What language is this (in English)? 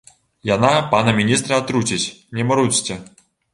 Belarusian